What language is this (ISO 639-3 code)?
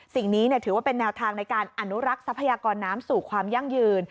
tha